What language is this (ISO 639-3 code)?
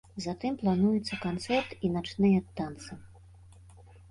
bel